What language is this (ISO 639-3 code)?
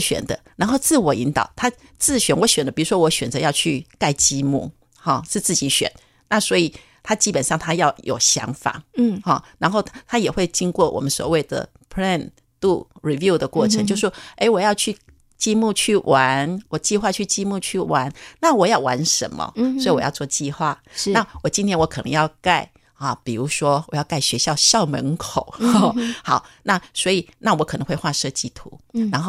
zho